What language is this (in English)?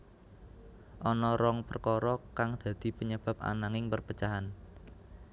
Javanese